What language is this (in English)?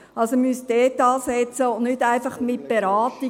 Swiss German